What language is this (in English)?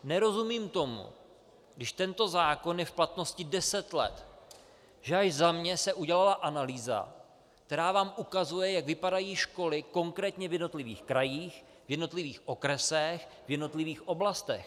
Czech